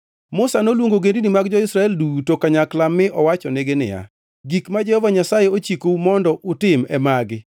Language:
Luo (Kenya and Tanzania)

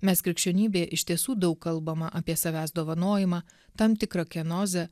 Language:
Lithuanian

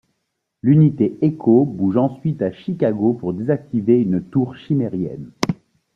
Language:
French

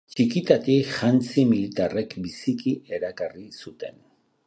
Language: Basque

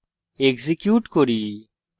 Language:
Bangla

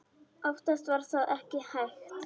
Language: Icelandic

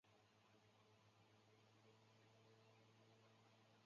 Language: Chinese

